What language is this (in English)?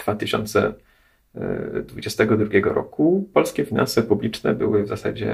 Polish